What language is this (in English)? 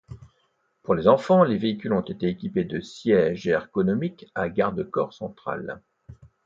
French